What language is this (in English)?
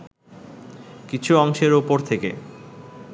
Bangla